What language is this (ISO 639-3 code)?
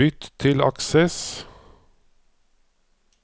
nor